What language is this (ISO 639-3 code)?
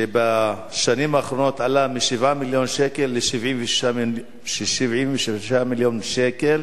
heb